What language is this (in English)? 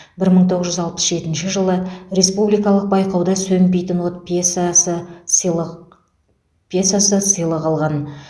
Kazakh